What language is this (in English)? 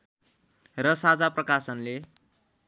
Nepali